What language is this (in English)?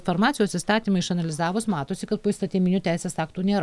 Lithuanian